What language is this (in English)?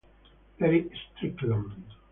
Italian